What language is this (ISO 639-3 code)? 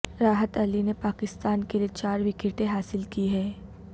urd